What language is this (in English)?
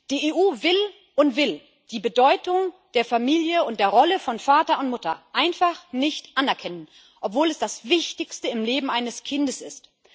German